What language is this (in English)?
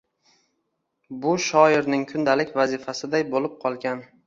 Uzbek